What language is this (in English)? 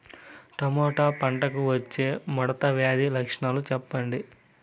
Telugu